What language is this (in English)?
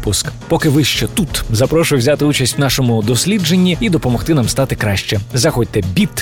Ukrainian